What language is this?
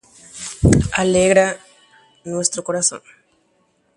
Guarani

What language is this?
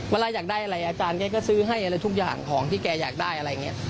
Thai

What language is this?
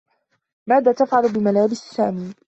Arabic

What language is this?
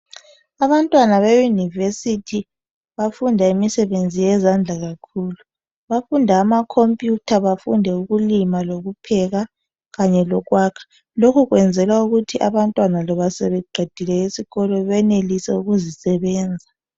North Ndebele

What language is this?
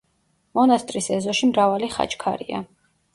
Georgian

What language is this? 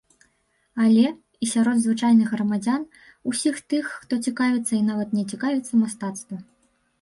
Belarusian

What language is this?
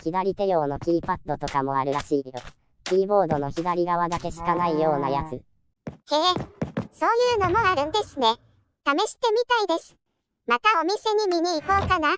Japanese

